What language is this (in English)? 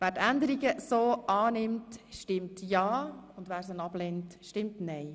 Swiss German